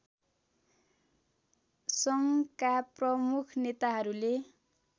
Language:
Nepali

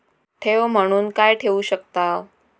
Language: Marathi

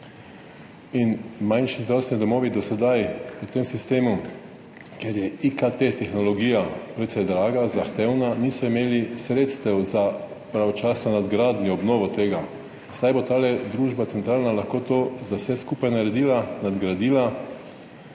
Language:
Slovenian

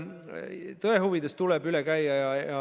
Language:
Estonian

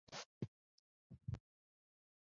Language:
Chinese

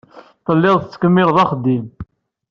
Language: Kabyle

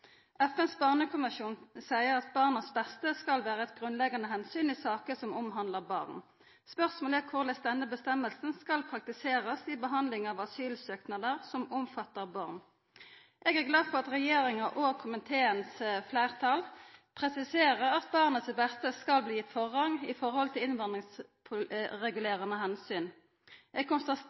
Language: Norwegian Nynorsk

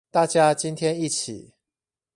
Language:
Chinese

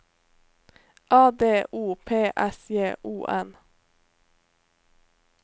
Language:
Norwegian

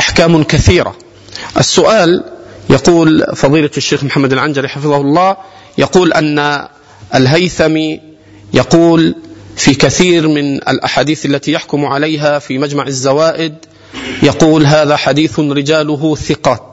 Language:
Arabic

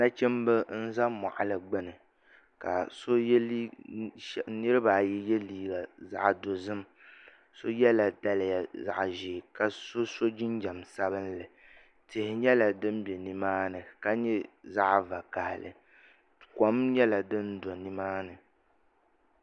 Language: Dagbani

